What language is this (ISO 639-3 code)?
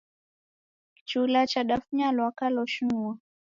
dav